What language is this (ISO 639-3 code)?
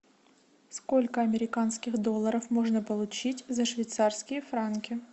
rus